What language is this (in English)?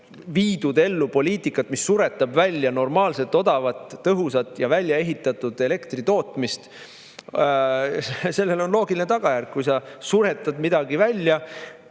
Estonian